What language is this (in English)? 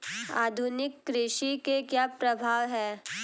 Hindi